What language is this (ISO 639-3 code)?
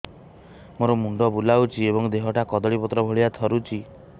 ori